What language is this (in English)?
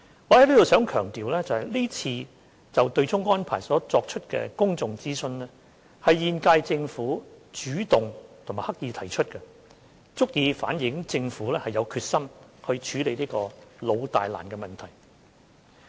Cantonese